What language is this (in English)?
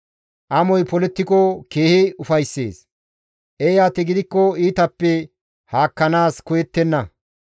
Gamo